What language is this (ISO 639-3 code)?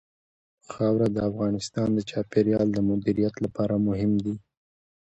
pus